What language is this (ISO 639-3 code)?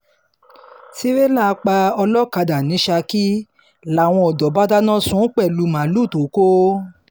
yor